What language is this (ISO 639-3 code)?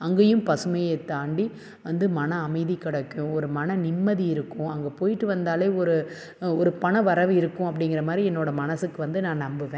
tam